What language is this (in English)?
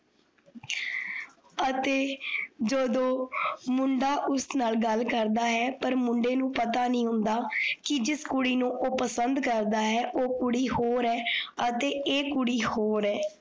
Punjabi